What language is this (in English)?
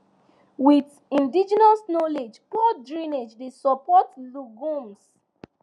Nigerian Pidgin